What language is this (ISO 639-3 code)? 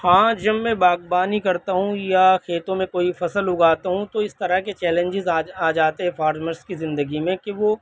urd